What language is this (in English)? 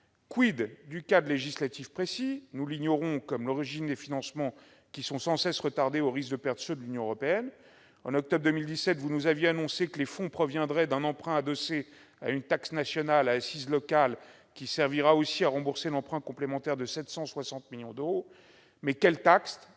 French